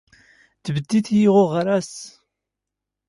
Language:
Standard Moroccan Tamazight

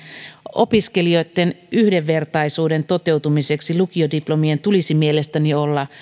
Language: Finnish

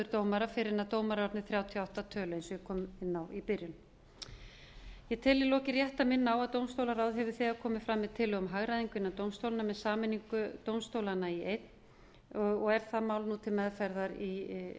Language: Icelandic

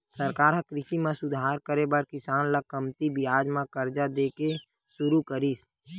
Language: Chhattisgarhi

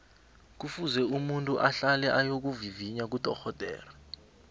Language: South Ndebele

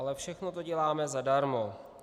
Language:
Czech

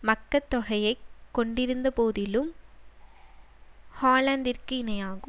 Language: Tamil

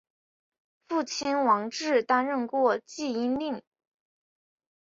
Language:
Chinese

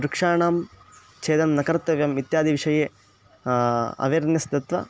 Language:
Sanskrit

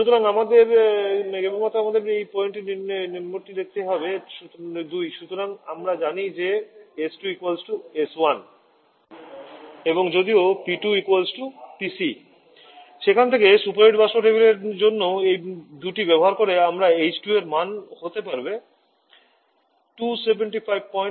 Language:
Bangla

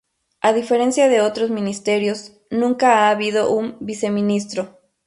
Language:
Spanish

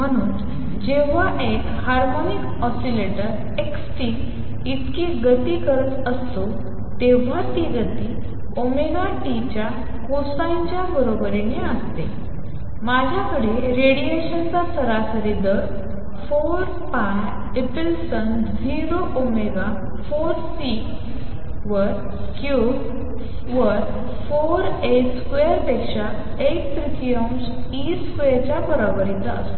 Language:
Marathi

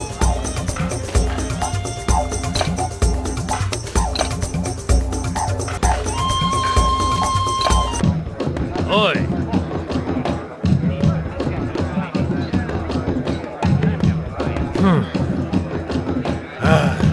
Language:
English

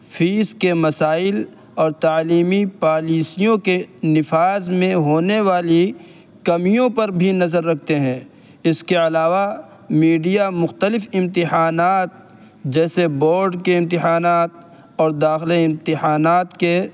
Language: Urdu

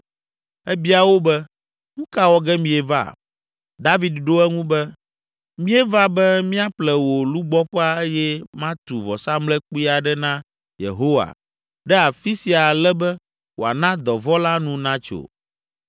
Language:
Ewe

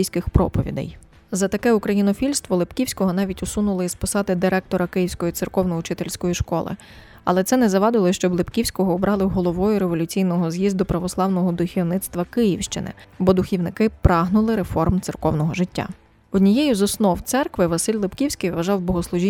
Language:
Ukrainian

